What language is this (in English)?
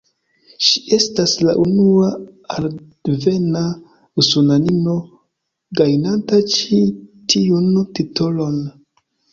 Esperanto